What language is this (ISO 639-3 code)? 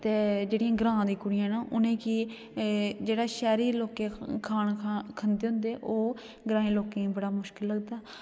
doi